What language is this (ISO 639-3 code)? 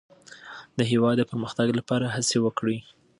pus